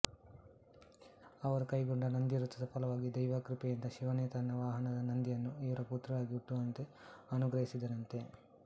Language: Kannada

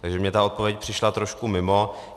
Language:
Czech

